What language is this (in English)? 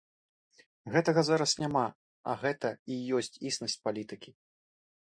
Belarusian